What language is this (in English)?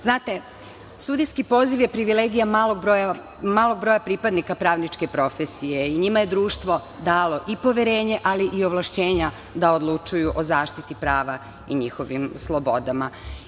Serbian